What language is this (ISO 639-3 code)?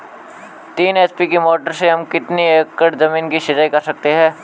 hin